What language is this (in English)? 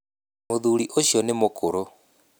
Kikuyu